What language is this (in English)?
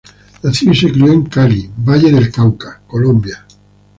Spanish